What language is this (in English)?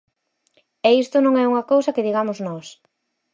Galician